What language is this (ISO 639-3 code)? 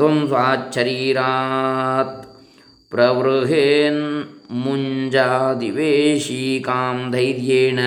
kan